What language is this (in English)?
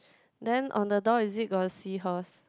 English